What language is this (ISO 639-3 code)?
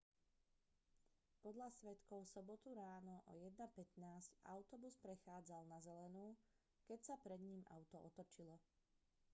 slk